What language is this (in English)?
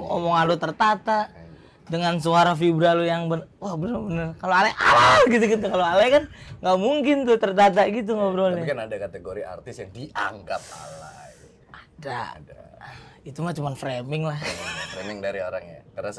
Indonesian